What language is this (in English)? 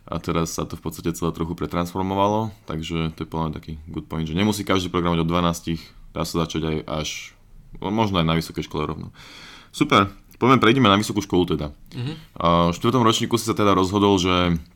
Slovak